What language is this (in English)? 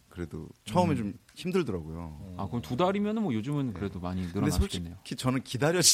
Korean